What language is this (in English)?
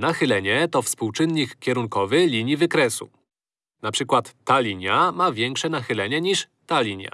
Polish